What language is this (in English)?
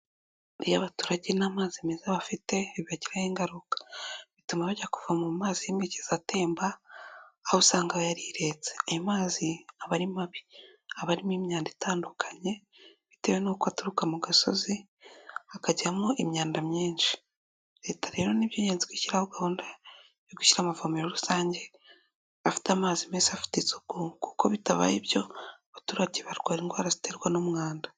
Kinyarwanda